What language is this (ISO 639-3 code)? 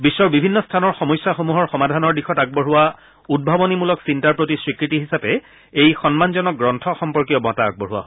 asm